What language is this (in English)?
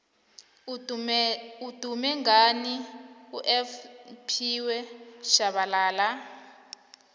South Ndebele